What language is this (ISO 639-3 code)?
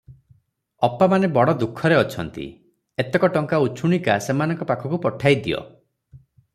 ori